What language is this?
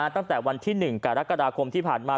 Thai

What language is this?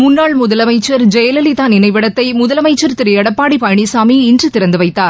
Tamil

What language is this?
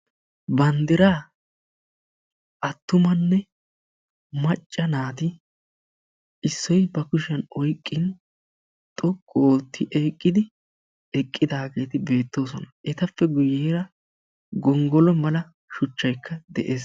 Wolaytta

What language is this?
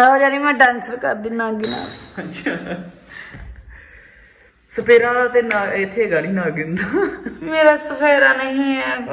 Hindi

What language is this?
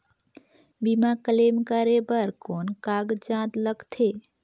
Chhattisgarhi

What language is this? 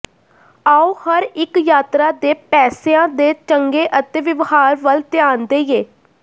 Punjabi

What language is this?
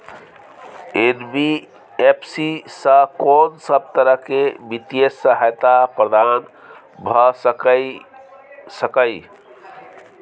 Maithili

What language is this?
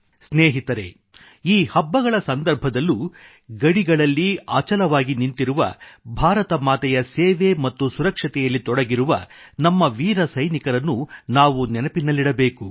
Kannada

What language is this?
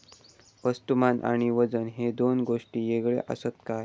Marathi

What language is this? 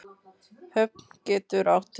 Icelandic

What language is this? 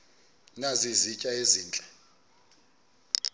Xhosa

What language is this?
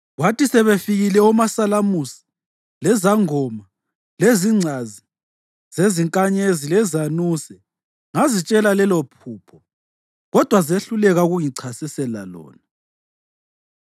North Ndebele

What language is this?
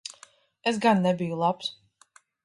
Latvian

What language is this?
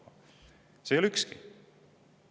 Estonian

